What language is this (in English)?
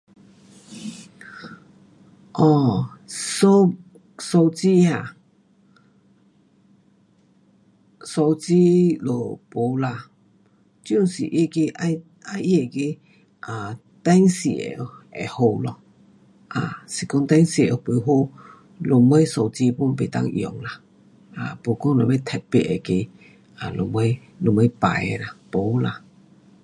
Pu-Xian Chinese